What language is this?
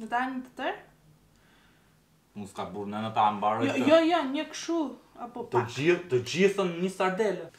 Romanian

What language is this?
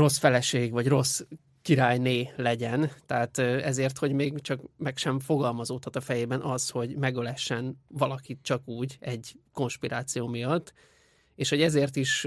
Hungarian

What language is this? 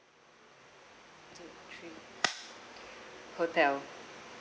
English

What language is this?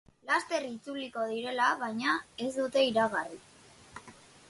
Basque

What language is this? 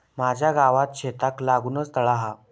Marathi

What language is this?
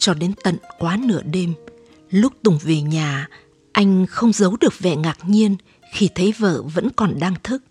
Vietnamese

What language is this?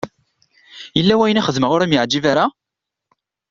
Kabyle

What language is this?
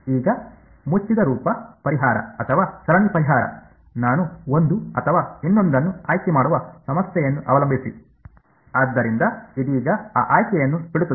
Kannada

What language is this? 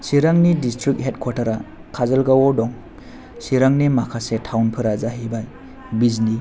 Bodo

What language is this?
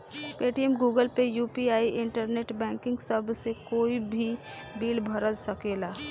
Bhojpuri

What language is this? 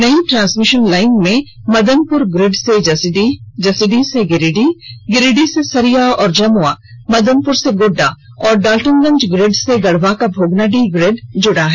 Hindi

